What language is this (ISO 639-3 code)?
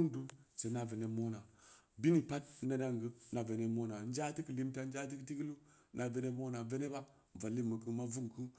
ndi